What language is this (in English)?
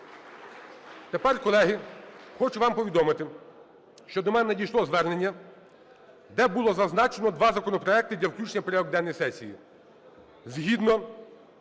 Ukrainian